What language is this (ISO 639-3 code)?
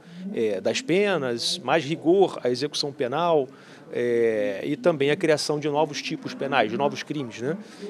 por